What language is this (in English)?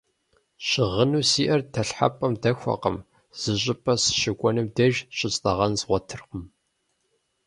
Kabardian